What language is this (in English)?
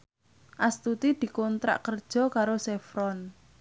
Javanese